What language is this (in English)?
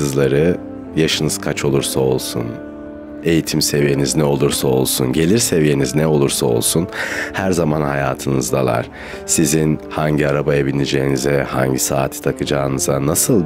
Turkish